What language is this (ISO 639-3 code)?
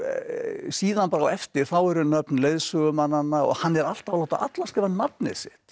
isl